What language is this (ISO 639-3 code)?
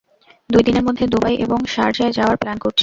ben